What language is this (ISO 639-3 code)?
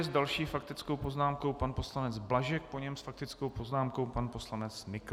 ces